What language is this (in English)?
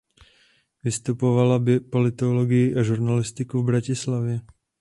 Czech